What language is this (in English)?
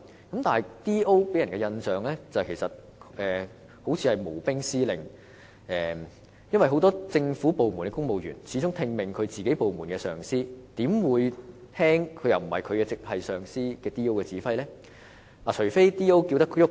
Cantonese